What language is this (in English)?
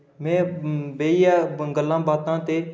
Dogri